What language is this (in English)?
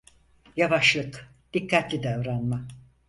Turkish